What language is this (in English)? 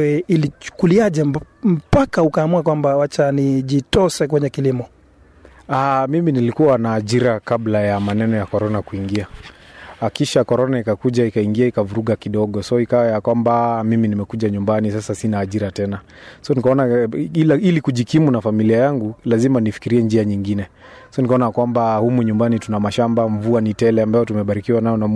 Swahili